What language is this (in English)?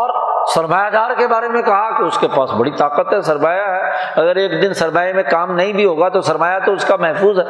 Urdu